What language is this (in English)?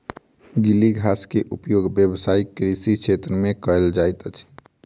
Maithili